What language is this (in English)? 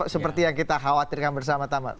Indonesian